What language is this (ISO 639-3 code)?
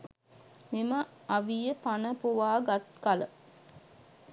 sin